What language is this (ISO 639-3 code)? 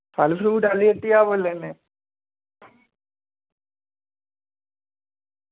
doi